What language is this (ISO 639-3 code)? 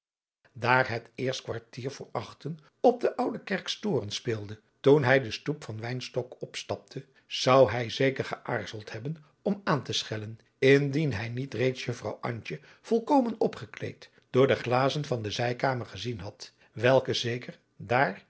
nld